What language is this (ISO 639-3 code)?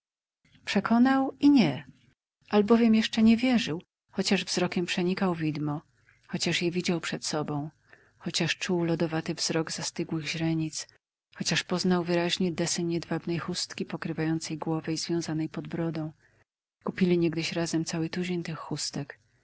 pol